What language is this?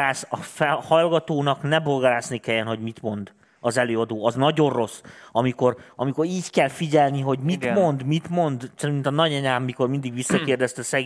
Hungarian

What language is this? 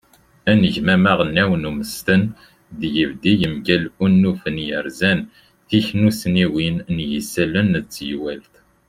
Kabyle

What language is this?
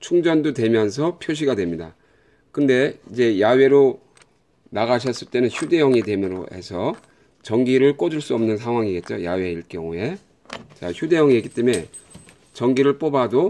Korean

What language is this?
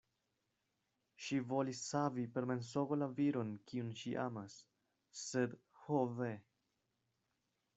Esperanto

